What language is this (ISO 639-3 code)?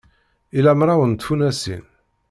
kab